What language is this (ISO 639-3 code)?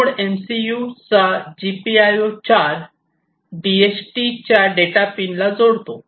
mar